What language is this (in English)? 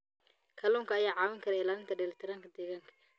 Somali